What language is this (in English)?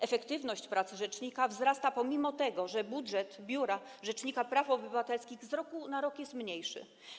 Polish